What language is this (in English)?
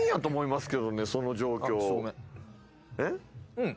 Japanese